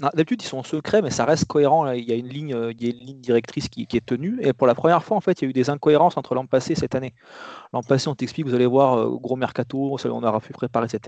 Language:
French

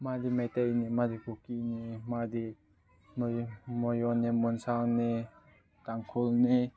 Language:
Manipuri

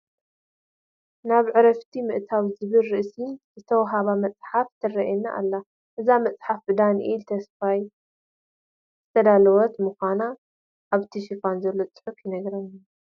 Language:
Tigrinya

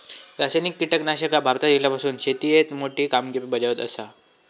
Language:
Marathi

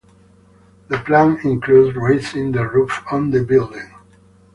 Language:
English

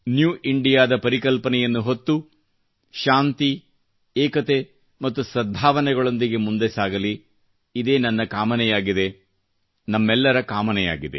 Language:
Kannada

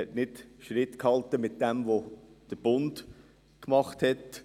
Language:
Swiss German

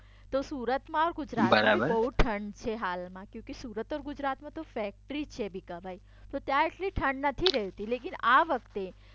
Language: Gujarati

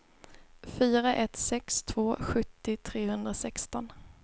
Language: Swedish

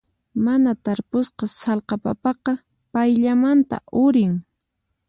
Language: Puno Quechua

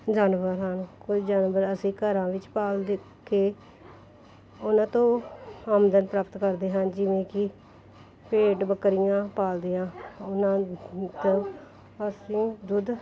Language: Punjabi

